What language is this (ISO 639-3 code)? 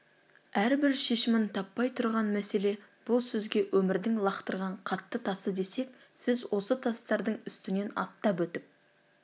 kaz